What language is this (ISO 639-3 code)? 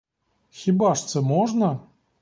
ukr